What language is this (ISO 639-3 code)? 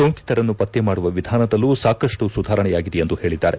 kan